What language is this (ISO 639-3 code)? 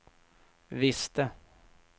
swe